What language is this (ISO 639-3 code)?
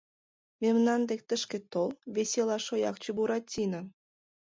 chm